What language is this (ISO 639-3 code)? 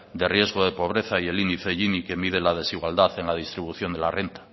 spa